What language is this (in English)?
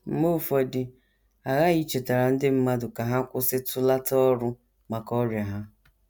Igbo